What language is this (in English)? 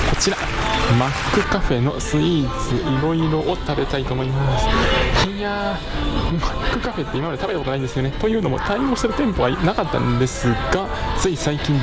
Japanese